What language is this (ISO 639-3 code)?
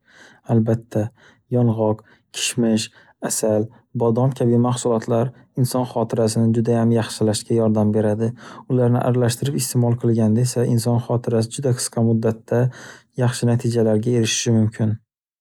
uzb